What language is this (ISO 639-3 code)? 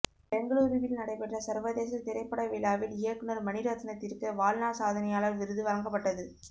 tam